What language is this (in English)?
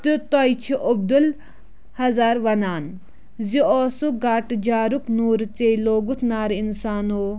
Kashmiri